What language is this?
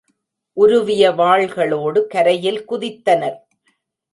Tamil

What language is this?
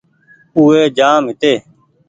Goaria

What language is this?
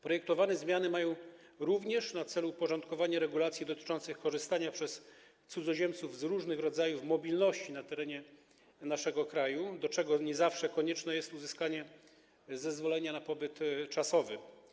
Polish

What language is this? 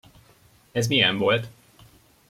Hungarian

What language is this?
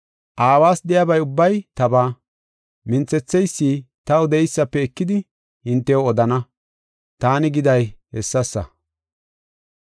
Gofa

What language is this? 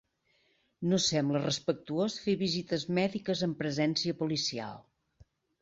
Catalan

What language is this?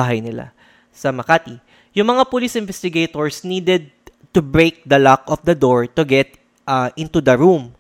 Filipino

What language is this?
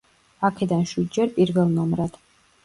Georgian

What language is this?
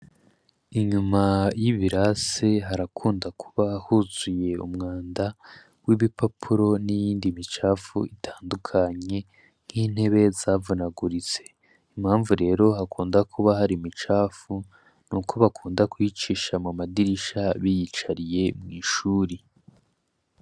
Rundi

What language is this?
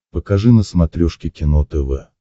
Russian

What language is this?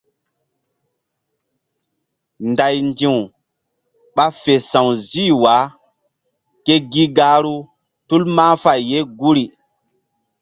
Mbum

